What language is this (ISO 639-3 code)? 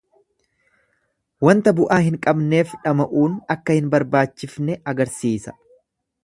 orm